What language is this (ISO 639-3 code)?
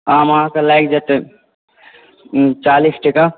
mai